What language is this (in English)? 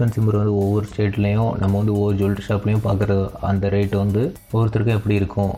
Tamil